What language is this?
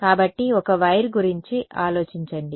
Telugu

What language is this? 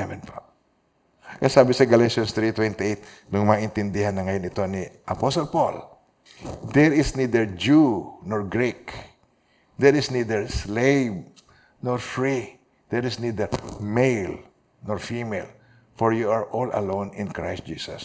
Filipino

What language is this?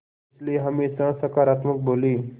Hindi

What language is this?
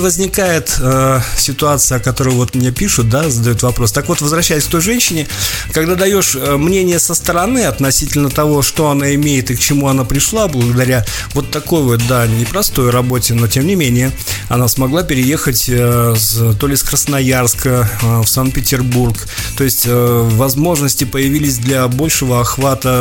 Russian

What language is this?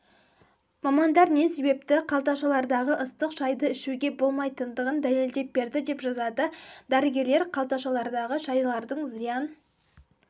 Kazakh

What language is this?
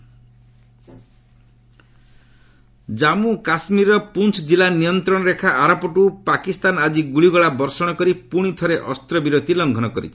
Odia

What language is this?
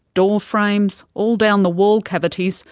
English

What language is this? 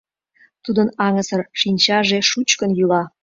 Mari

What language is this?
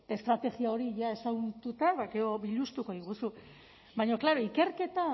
Basque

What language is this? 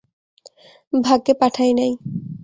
Bangla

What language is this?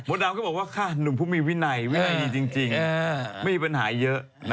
Thai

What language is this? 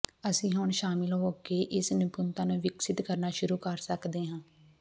Punjabi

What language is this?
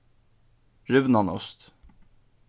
Faroese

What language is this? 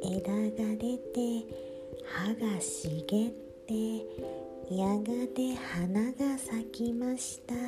Japanese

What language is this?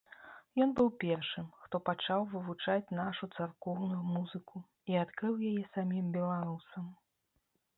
Belarusian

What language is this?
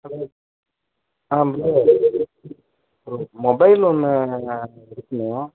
Tamil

